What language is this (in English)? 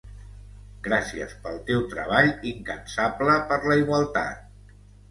Catalan